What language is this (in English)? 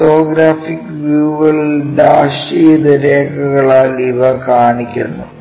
Malayalam